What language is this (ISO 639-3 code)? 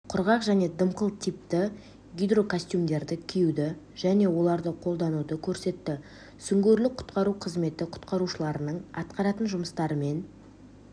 kaz